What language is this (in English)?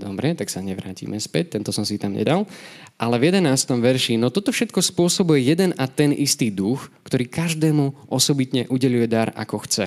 Slovak